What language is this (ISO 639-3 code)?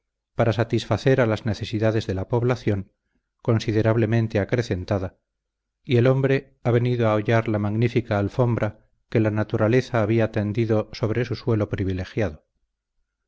spa